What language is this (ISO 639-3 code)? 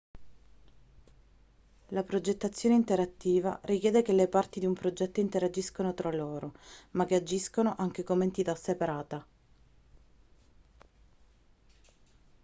ita